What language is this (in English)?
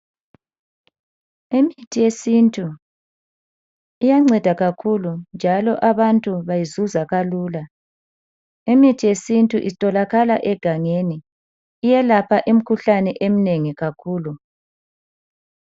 North Ndebele